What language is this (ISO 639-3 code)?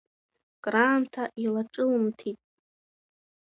abk